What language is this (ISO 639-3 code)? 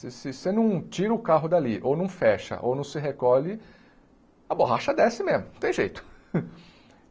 por